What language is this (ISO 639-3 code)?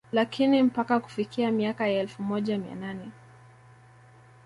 swa